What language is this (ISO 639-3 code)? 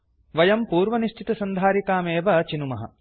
san